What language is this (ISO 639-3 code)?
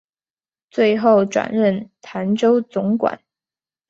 zho